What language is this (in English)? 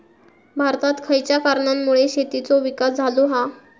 Marathi